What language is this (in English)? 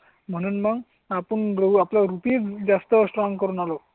Marathi